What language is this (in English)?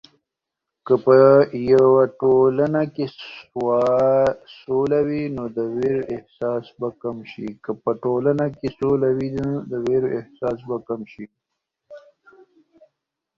Pashto